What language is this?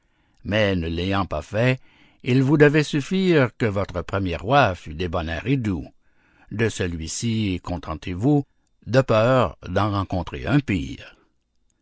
French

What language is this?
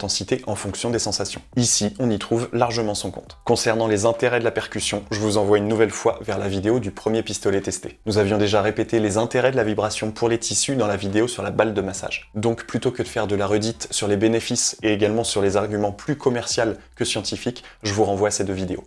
French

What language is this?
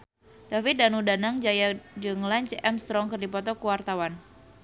Sundanese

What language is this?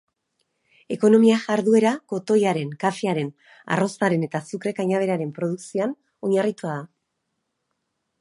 Basque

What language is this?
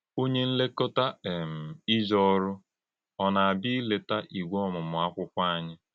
Igbo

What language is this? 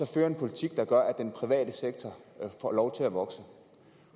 Danish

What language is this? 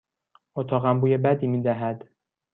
Persian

